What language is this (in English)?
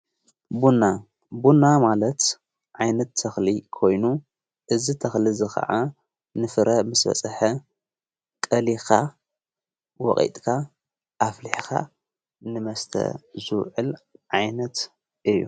Tigrinya